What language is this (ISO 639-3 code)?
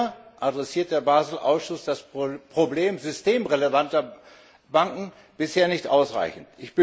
deu